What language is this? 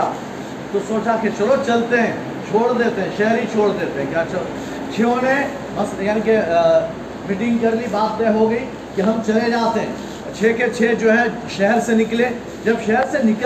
Urdu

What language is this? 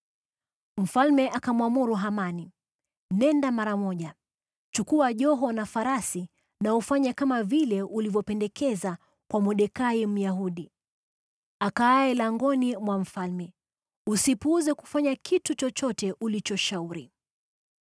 Swahili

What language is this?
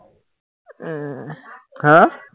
Assamese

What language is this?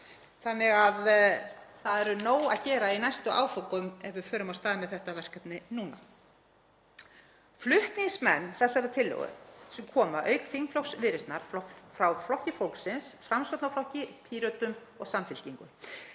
Icelandic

